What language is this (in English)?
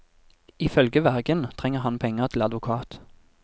Norwegian